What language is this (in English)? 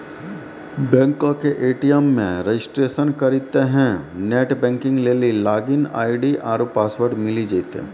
Maithili